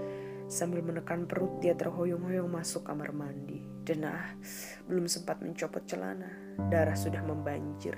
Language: Indonesian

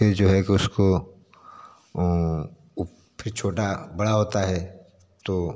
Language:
Hindi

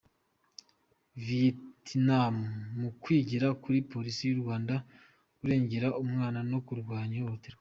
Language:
Kinyarwanda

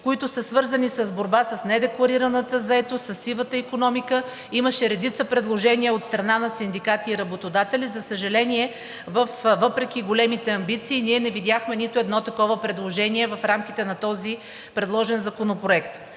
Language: Bulgarian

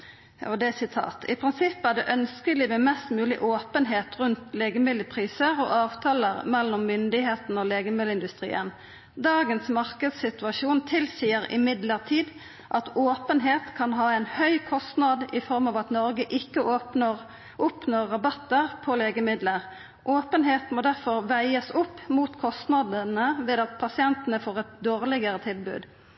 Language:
Norwegian Nynorsk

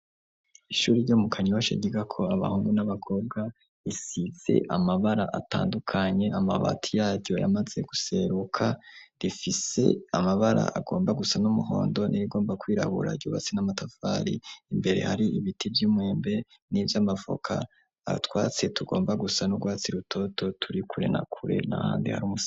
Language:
Rundi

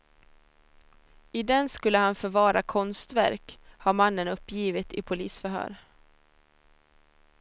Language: Swedish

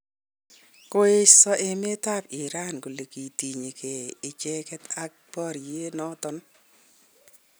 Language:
Kalenjin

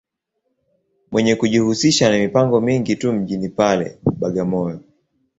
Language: Swahili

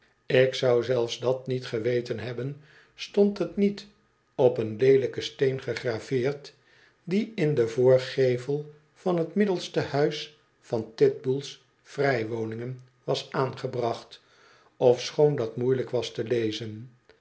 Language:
Dutch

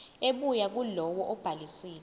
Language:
Zulu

